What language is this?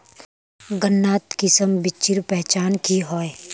Magahi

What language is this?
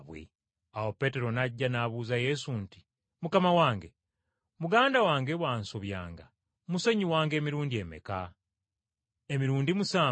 Ganda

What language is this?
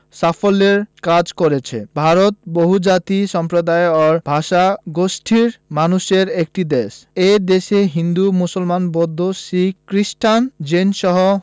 Bangla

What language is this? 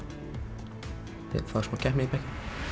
Icelandic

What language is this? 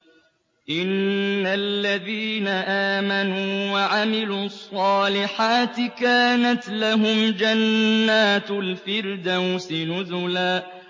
Arabic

